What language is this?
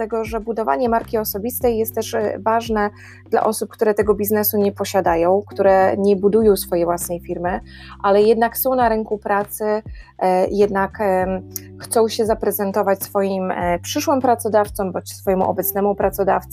Polish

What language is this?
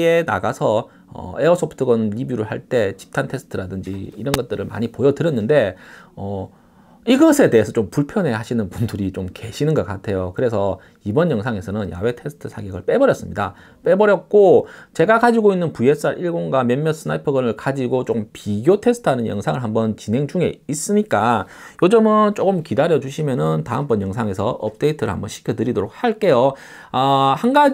Korean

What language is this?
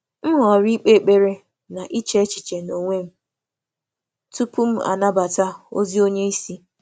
Igbo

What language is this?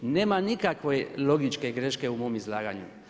Croatian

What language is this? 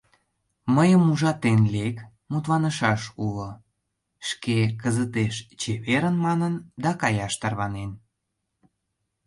Mari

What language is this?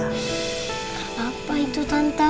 Indonesian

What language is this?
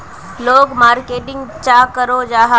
Magahi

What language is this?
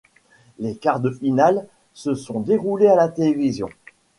French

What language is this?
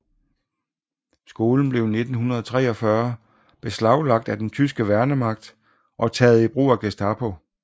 Danish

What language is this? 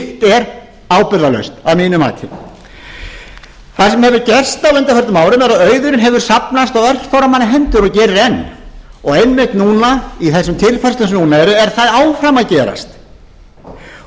Icelandic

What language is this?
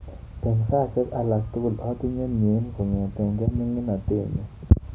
Kalenjin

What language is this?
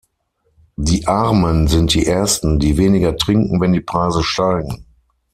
German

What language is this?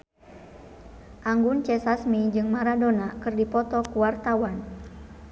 Sundanese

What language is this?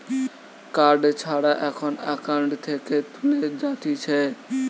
Bangla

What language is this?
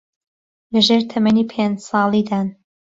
Central Kurdish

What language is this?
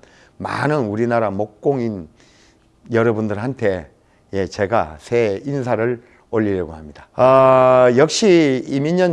Korean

